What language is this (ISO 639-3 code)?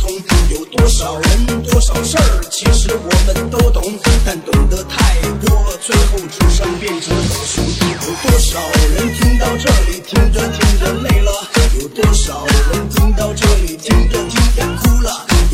zho